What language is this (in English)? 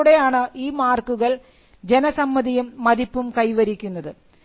Malayalam